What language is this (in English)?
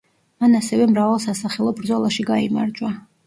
Georgian